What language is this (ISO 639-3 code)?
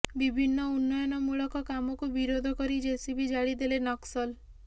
ori